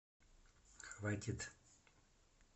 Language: Russian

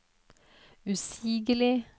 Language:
Norwegian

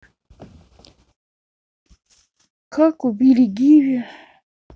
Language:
Russian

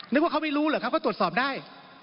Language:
Thai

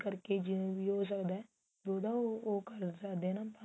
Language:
Punjabi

